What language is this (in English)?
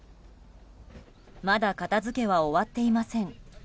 Japanese